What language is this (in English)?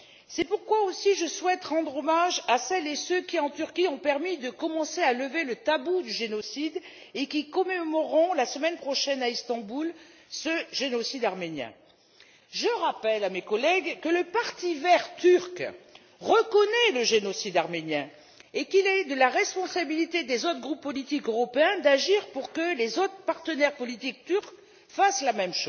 French